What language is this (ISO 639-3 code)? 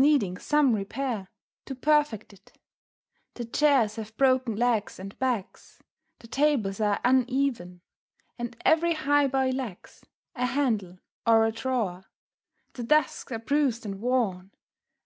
eng